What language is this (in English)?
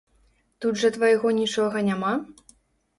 Belarusian